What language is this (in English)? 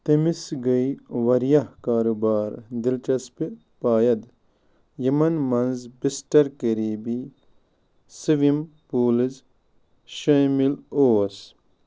Kashmiri